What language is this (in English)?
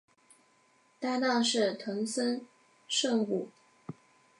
Chinese